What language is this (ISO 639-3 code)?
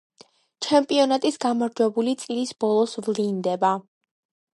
kat